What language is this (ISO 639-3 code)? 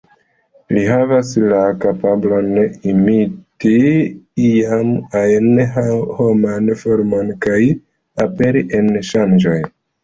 epo